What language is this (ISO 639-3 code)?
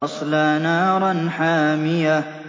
ara